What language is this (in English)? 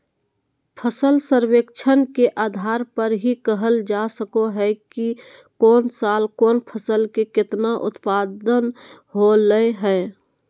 Magahi